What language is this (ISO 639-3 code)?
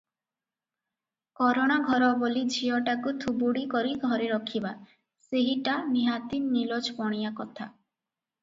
ori